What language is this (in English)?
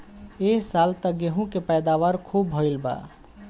Bhojpuri